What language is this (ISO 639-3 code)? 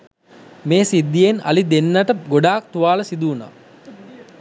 sin